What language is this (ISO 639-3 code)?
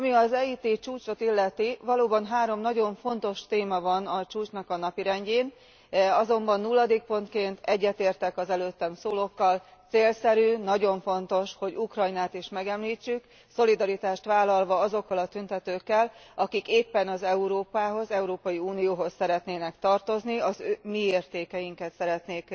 hun